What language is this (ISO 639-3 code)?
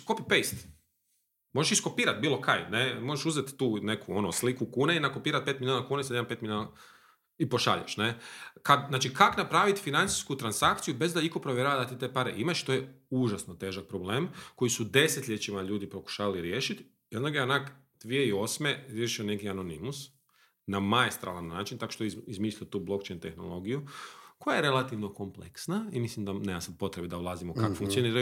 hrv